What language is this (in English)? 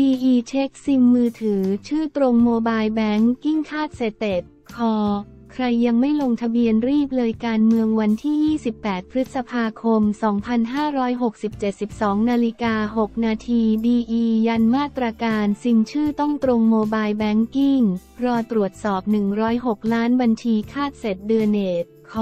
Thai